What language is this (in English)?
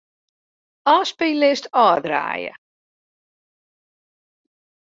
Western Frisian